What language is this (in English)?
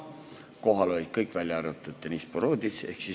Estonian